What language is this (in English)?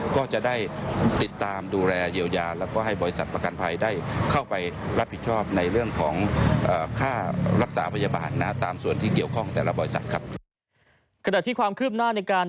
Thai